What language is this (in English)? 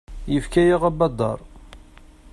Kabyle